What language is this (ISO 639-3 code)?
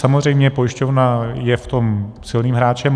ces